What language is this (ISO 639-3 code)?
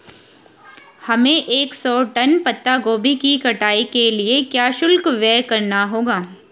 hin